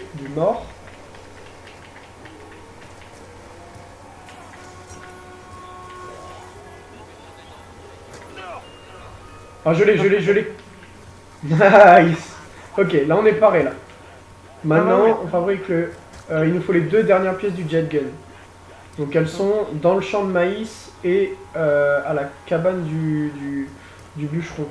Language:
French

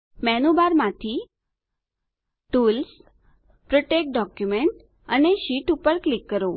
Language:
Gujarati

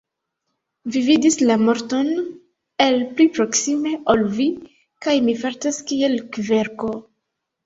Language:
Esperanto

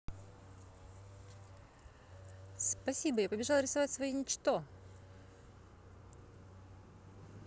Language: Russian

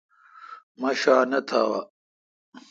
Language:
Kalkoti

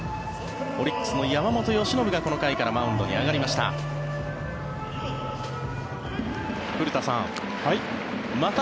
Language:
Japanese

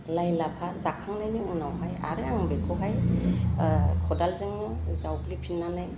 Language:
Bodo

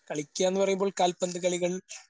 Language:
Malayalam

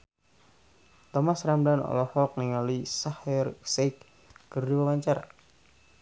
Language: Sundanese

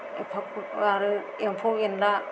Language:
Bodo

